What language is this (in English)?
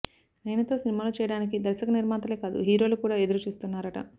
Telugu